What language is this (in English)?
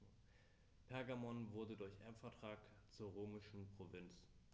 German